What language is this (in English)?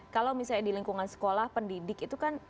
Indonesian